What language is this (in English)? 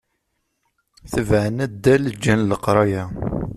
Kabyle